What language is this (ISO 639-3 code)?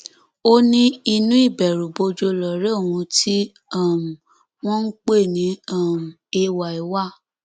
yor